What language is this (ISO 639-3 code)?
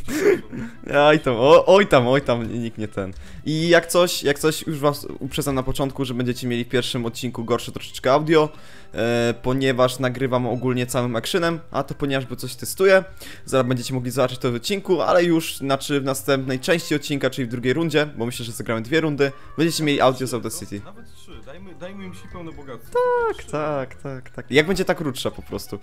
pol